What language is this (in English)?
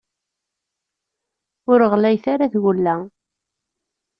Kabyle